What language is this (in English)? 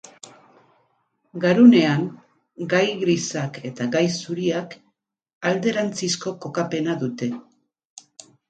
Basque